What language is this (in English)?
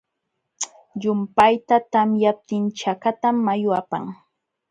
Jauja Wanca Quechua